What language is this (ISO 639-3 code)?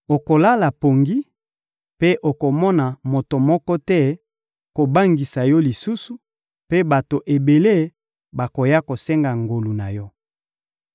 lin